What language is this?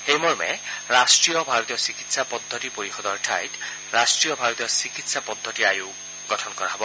Assamese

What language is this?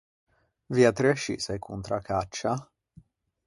Ligurian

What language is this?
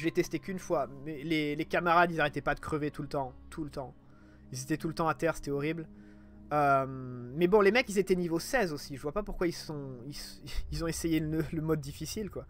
French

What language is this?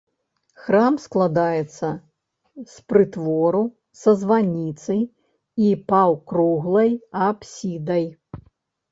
Belarusian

